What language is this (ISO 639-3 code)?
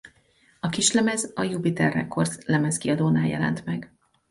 hun